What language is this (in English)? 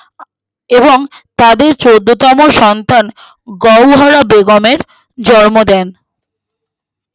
Bangla